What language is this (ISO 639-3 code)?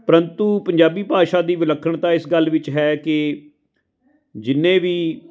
pan